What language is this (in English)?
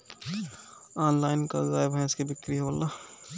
Bhojpuri